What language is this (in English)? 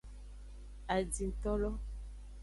Aja (Benin)